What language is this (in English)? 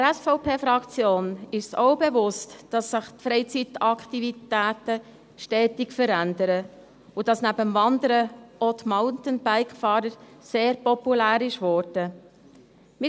Swiss German